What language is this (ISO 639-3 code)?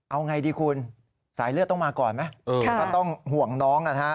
tha